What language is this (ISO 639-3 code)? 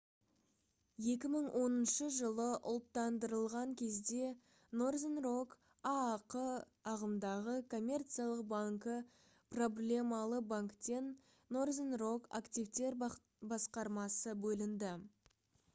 kaz